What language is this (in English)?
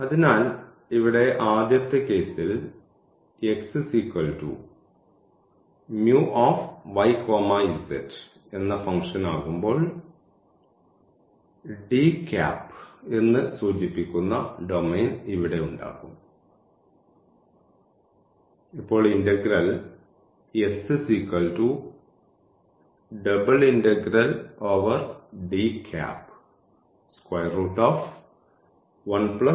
Malayalam